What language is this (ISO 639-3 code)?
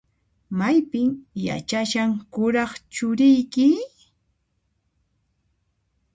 qxp